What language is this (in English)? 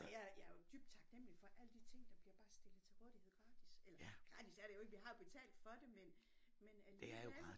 Danish